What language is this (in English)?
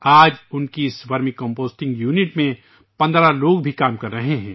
Urdu